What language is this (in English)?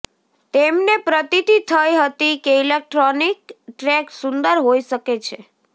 Gujarati